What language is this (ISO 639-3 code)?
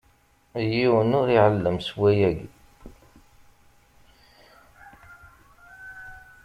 kab